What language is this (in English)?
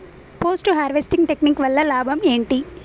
Telugu